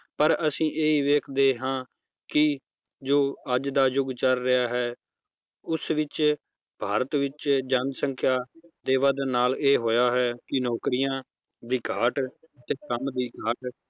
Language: Punjabi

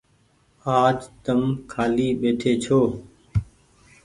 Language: Goaria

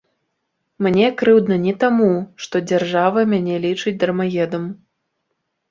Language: Belarusian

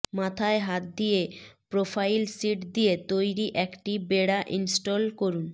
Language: Bangla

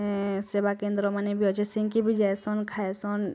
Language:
Odia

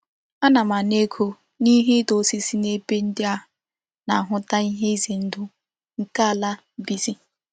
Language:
Igbo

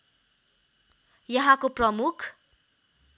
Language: Nepali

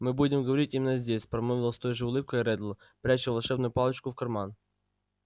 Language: Russian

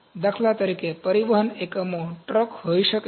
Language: Gujarati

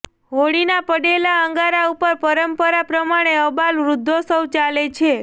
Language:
Gujarati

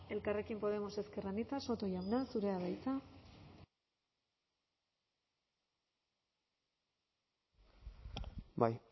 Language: Basque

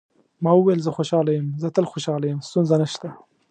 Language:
Pashto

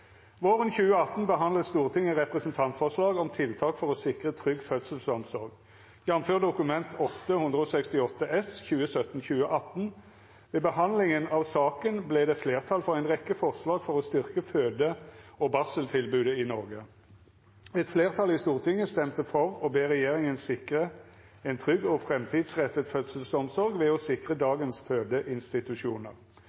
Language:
Norwegian Bokmål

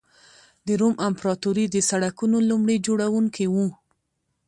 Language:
Pashto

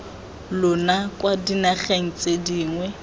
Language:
Tswana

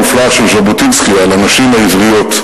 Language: Hebrew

